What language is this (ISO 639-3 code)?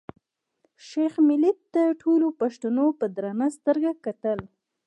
pus